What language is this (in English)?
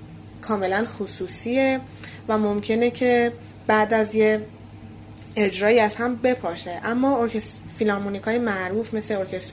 Persian